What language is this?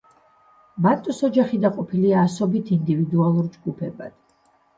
Georgian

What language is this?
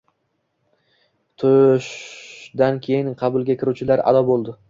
Uzbek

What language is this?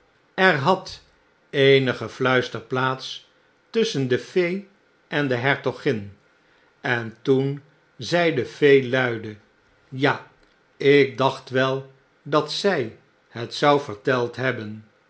Dutch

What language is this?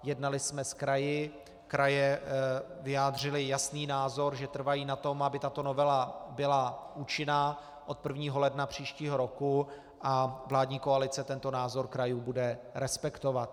Czech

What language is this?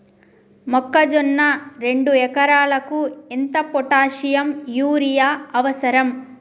Telugu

